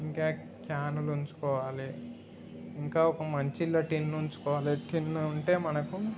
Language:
Telugu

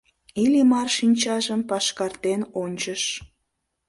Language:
Mari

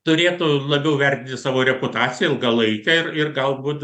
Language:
Lithuanian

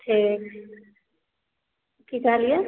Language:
Maithili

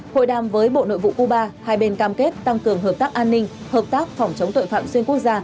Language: Vietnamese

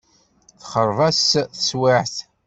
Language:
Kabyle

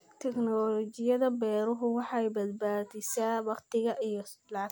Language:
Somali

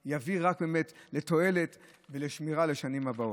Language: Hebrew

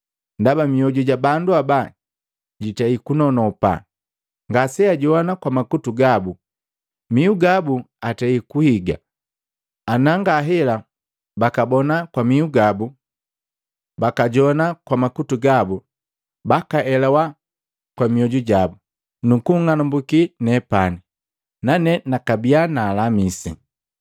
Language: Matengo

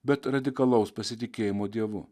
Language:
Lithuanian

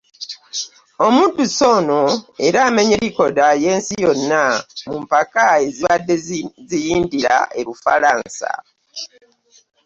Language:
Ganda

